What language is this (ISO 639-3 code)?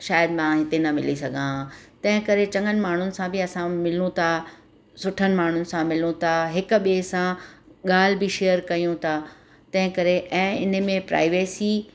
snd